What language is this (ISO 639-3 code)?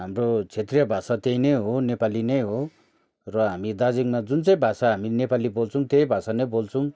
nep